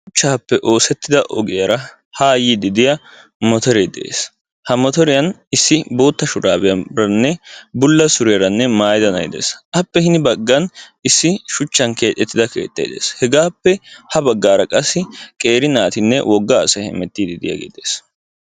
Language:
Wolaytta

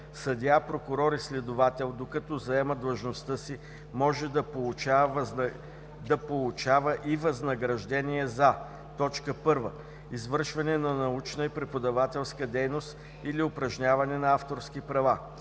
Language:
Bulgarian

